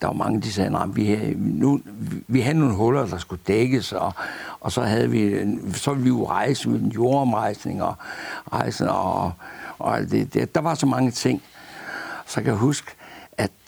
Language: Danish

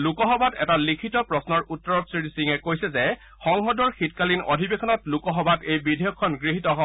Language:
Assamese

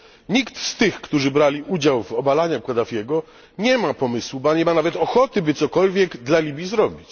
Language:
Polish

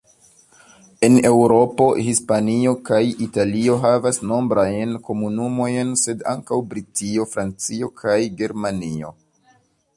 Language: Esperanto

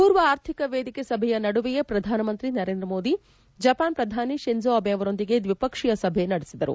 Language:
Kannada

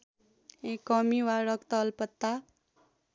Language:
Nepali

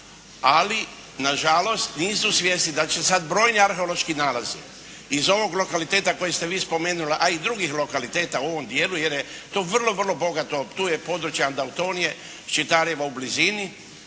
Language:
Croatian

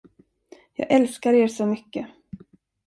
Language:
Swedish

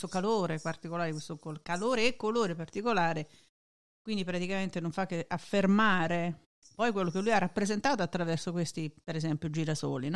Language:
Italian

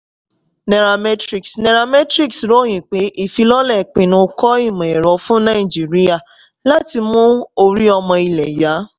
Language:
Yoruba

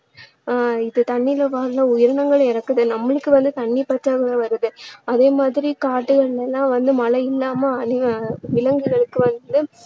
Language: Tamil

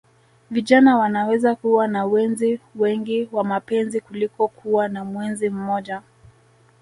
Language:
Swahili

